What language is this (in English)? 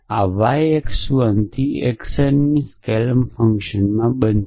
Gujarati